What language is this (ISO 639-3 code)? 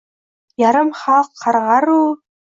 uzb